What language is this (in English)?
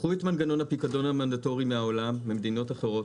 Hebrew